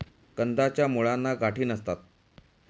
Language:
Marathi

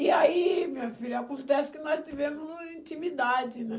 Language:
Portuguese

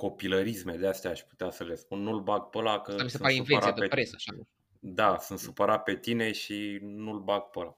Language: Romanian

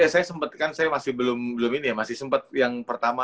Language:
Indonesian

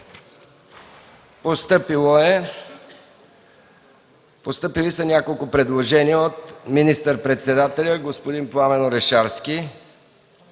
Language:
Bulgarian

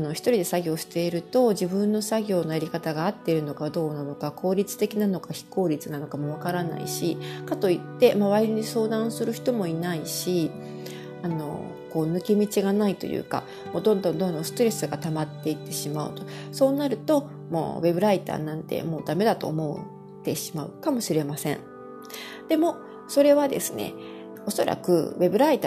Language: Japanese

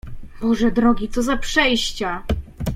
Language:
Polish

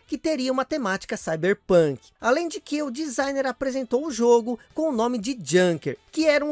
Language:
Portuguese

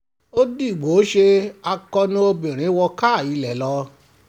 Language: Yoruba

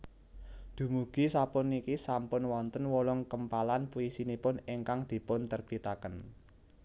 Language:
Javanese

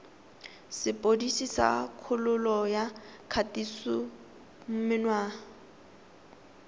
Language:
Tswana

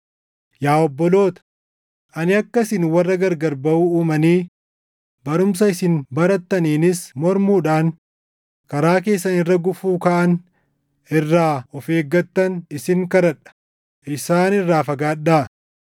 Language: Oromo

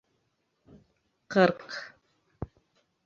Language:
Bashkir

